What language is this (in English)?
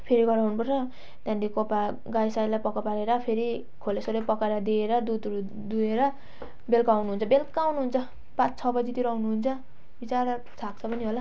Nepali